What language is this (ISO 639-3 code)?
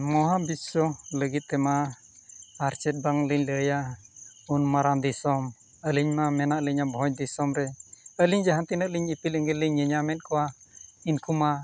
sat